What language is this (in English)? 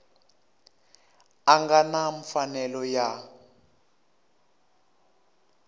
Tsonga